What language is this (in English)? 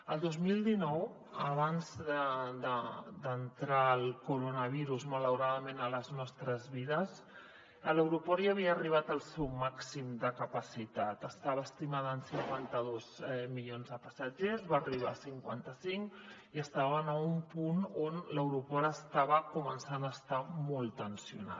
Catalan